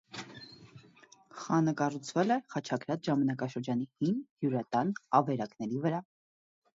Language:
Armenian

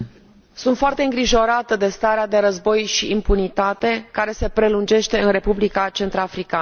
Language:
Romanian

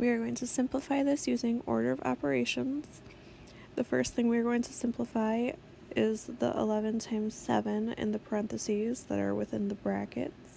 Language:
English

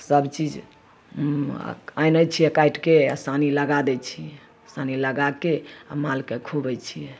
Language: Maithili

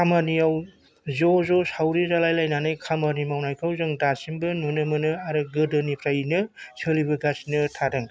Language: Bodo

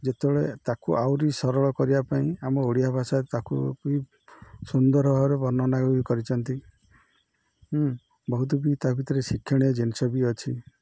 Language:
Odia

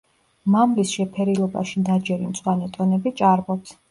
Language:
Georgian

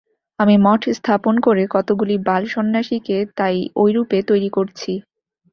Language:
Bangla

